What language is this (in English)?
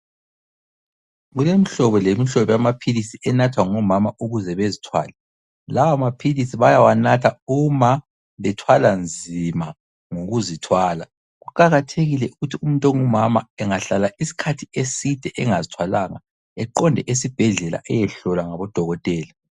North Ndebele